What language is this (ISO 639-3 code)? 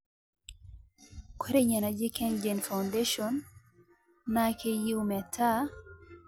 mas